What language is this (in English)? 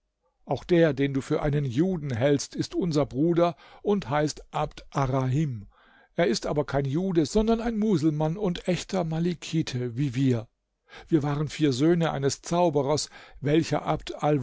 German